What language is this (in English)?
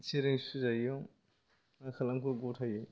Bodo